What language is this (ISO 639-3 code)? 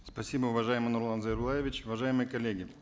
kaz